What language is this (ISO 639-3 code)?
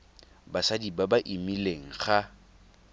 tsn